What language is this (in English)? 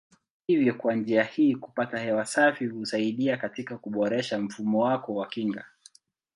Swahili